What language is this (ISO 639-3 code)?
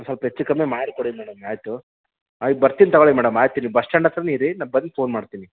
kan